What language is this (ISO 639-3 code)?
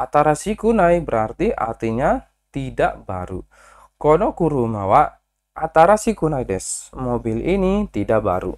ind